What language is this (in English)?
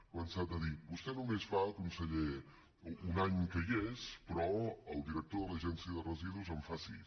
Catalan